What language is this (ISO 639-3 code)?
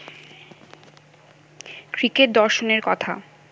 ben